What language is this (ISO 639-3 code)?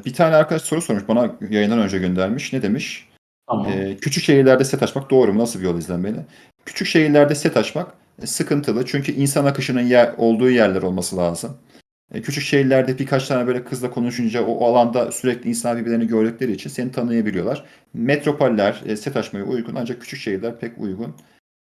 tur